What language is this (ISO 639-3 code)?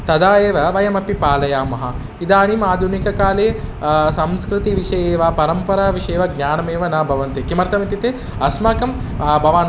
san